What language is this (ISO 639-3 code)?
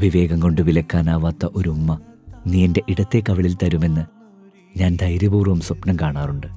mal